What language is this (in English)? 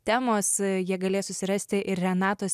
Lithuanian